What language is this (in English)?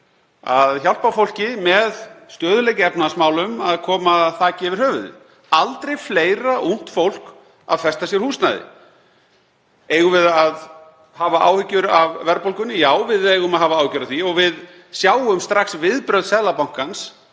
Icelandic